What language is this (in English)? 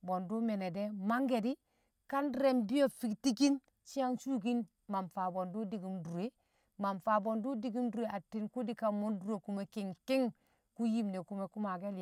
Kamo